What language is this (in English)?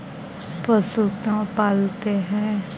Magahi